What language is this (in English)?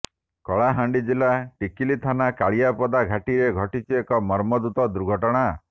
Odia